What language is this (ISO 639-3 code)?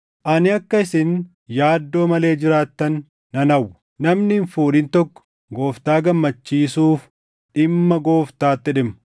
orm